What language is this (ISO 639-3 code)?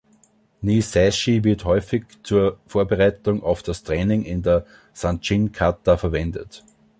deu